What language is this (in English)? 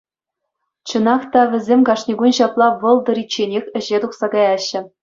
Chuvash